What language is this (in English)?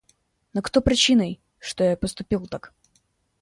Russian